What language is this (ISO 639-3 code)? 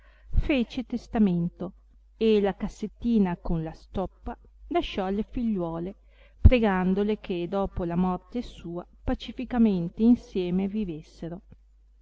ita